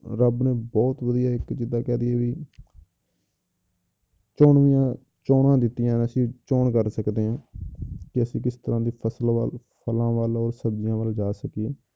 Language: Punjabi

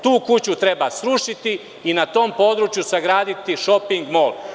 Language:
Serbian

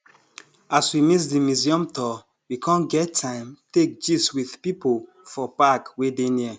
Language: Nigerian Pidgin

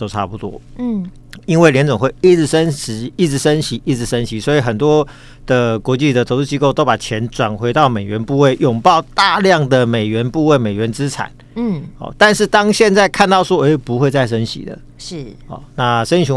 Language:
Chinese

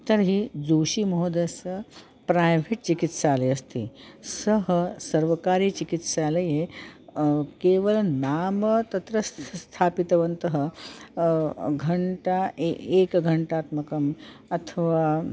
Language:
Sanskrit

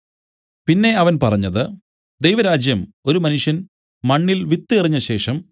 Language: Malayalam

